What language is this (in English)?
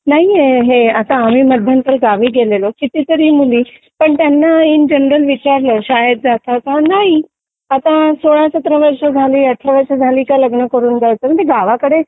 Marathi